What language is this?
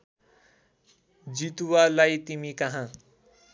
Nepali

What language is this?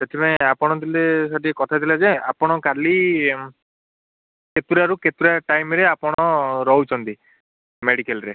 Odia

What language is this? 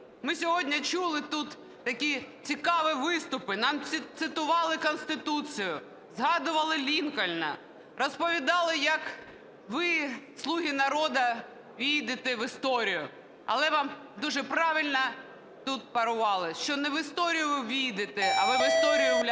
Ukrainian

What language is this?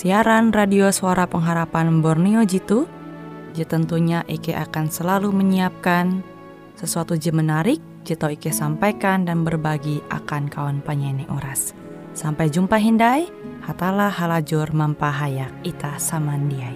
Indonesian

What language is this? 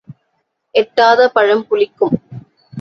Tamil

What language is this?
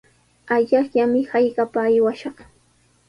Sihuas Ancash Quechua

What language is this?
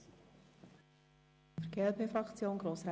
Swiss German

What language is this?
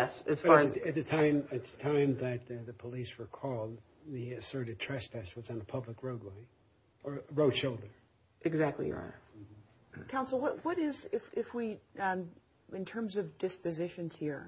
English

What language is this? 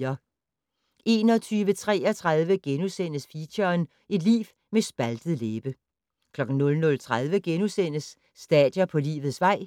Danish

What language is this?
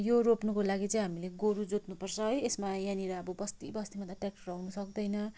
Nepali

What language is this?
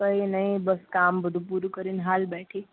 Gujarati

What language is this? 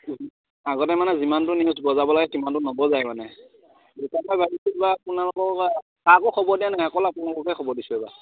Assamese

